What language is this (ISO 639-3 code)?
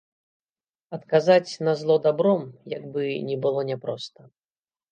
bel